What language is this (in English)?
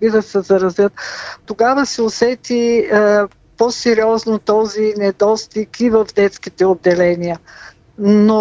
Bulgarian